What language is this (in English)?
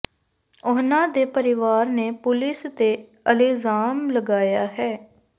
Punjabi